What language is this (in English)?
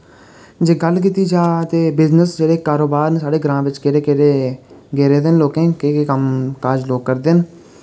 Dogri